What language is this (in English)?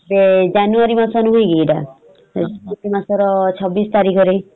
Odia